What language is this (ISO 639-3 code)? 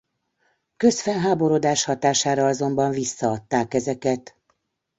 hun